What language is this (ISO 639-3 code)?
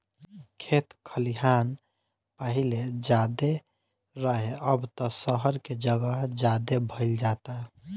bho